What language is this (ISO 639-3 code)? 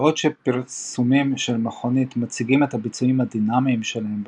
heb